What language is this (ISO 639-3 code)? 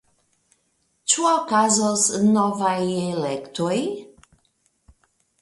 epo